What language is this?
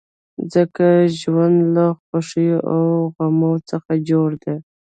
Pashto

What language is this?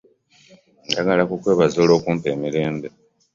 Ganda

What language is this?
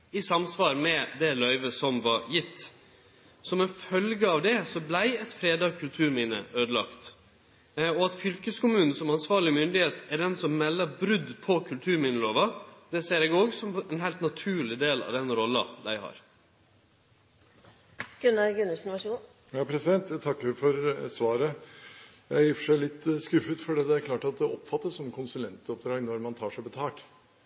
Norwegian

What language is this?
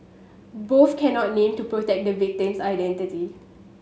English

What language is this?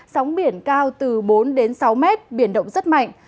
Vietnamese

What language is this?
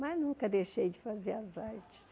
Portuguese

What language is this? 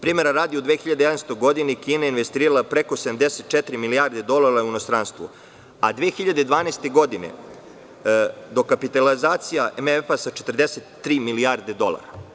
Serbian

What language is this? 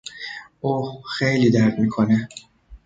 Persian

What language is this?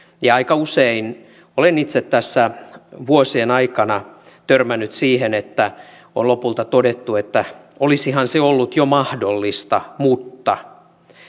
Finnish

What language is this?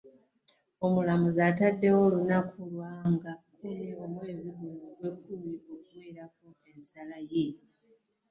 Ganda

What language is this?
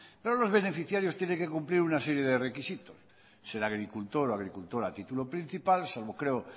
Spanish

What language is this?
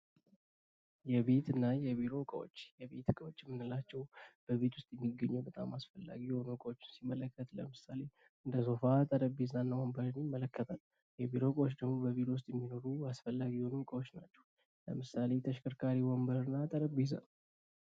Amharic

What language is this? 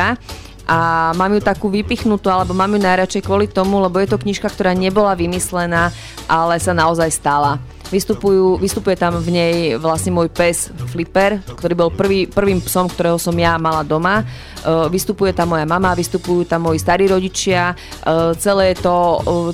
Slovak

